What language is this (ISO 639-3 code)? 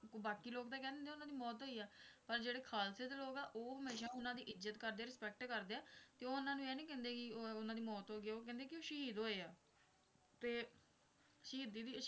pan